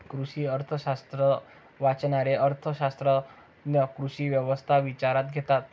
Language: Marathi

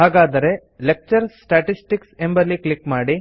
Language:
Kannada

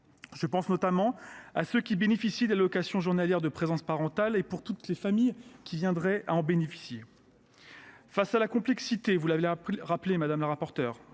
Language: French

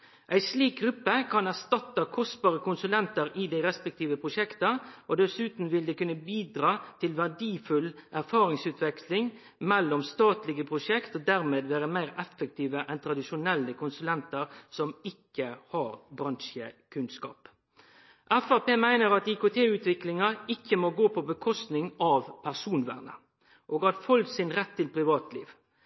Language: Norwegian Nynorsk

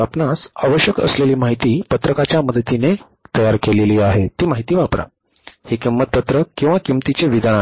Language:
Marathi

